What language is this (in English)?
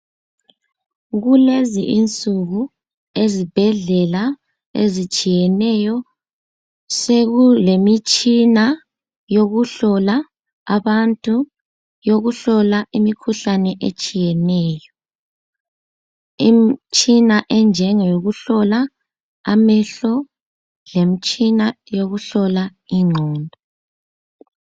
North Ndebele